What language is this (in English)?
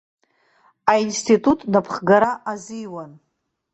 Abkhazian